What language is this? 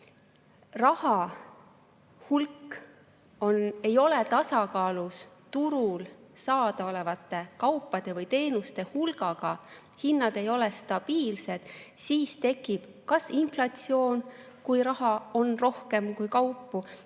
Estonian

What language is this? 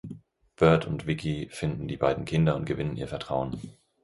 German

